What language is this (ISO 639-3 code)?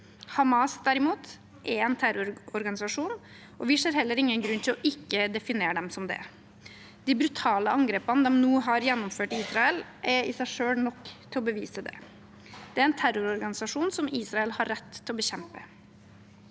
nor